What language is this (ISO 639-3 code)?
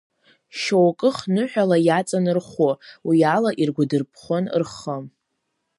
abk